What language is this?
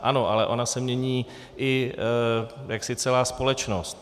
Czech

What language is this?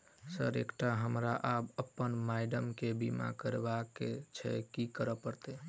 Maithili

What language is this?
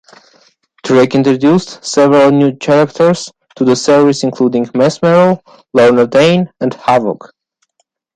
English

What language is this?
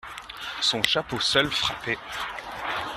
French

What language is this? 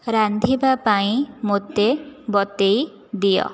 Odia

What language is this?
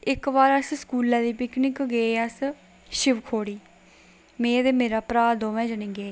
Dogri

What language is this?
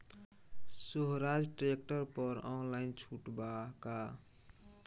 Bhojpuri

